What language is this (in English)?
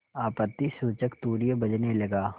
Hindi